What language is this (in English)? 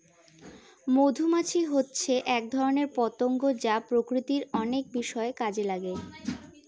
Bangla